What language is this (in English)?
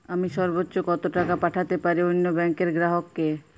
Bangla